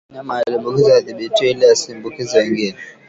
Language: Swahili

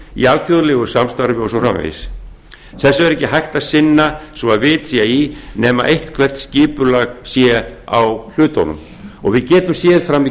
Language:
Icelandic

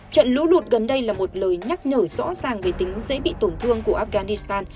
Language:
Vietnamese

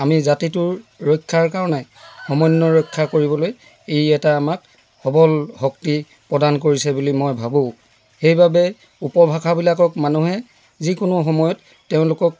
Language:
Assamese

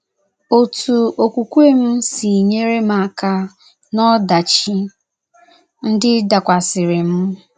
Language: Igbo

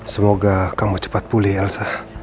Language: Indonesian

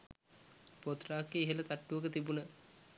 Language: Sinhala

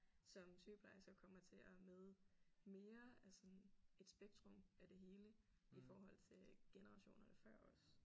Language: Danish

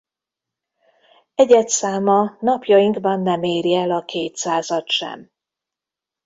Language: Hungarian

